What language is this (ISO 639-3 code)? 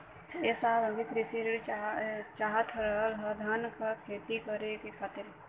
bho